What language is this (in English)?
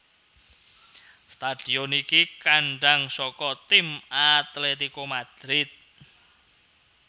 Javanese